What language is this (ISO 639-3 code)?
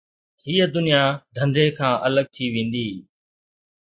snd